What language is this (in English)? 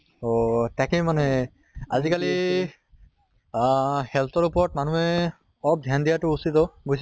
Assamese